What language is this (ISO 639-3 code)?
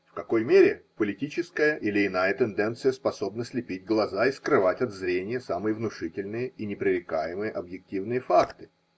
rus